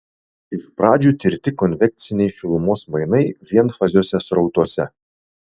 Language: Lithuanian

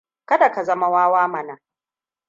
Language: Hausa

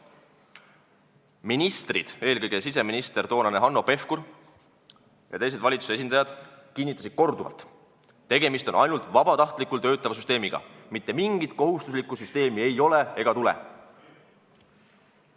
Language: Estonian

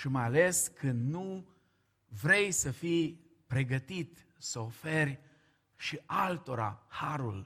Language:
Romanian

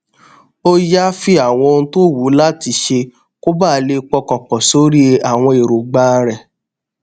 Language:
Yoruba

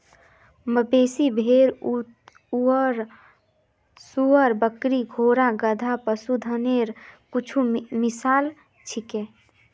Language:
Magahi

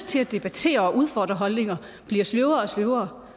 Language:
Danish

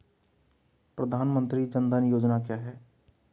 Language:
Hindi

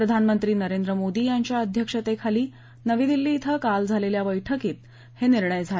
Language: Marathi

